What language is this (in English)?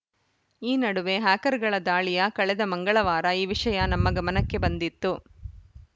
Kannada